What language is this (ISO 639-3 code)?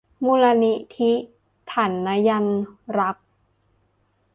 tha